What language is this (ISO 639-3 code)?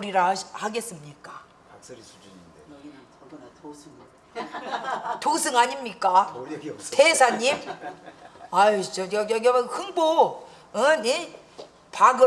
kor